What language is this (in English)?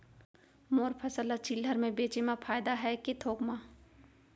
Chhattisgarhi